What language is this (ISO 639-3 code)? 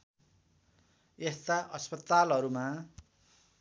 nep